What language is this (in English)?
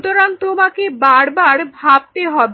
Bangla